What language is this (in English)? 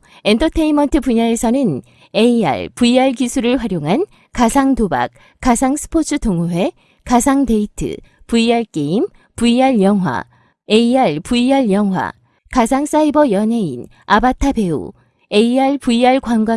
Korean